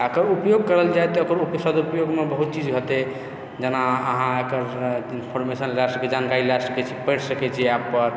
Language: Maithili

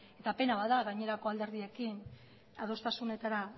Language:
Basque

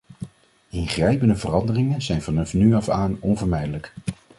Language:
Dutch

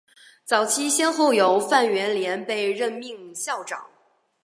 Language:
Chinese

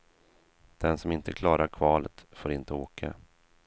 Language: Swedish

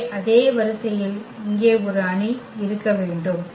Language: Tamil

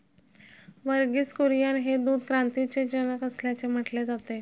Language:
Marathi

